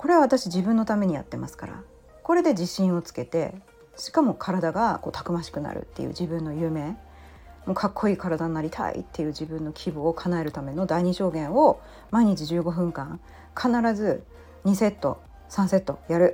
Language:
Japanese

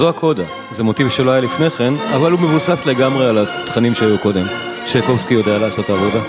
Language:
Hebrew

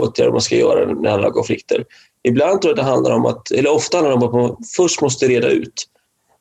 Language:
Swedish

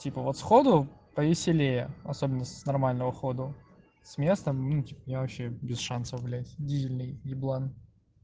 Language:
Russian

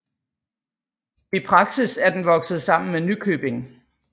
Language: Danish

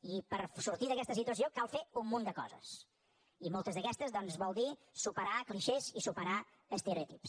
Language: Catalan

